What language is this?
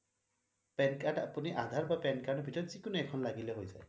Assamese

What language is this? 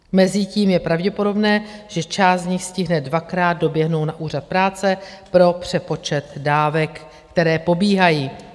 Czech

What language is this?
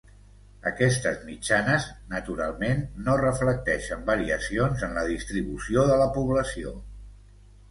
Catalan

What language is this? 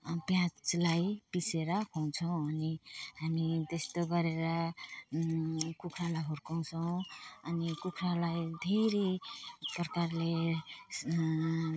Nepali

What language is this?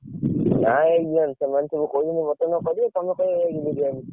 Odia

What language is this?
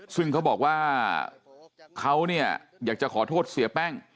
Thai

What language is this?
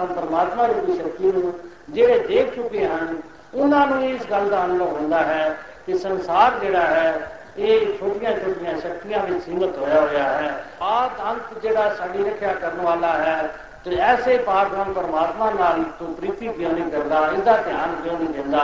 Hindi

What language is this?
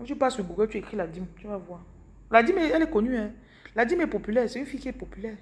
French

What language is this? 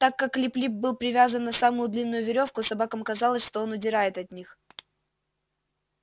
Russian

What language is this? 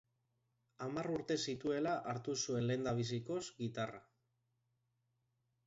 Basque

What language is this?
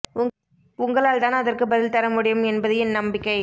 Tamil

